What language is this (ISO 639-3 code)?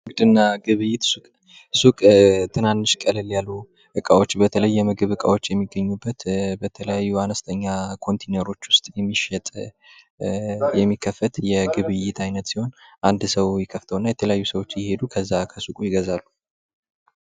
amh